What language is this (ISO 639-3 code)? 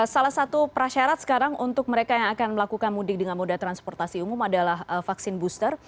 ind